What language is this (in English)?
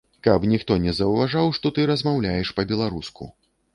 Belarusian